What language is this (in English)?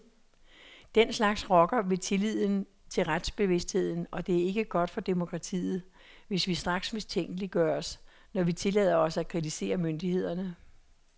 Danish